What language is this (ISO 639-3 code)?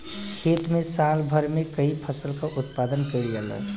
bho